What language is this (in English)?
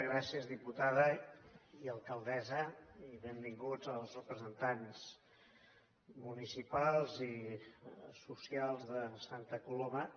Catalan